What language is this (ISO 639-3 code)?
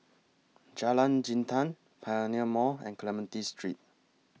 eng